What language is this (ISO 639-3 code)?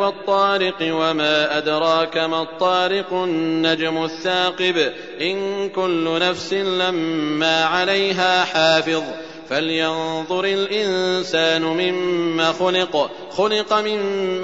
ara